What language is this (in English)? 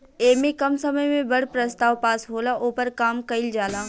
Bhojpuri